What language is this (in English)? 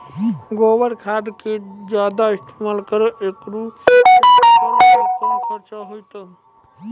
Maithili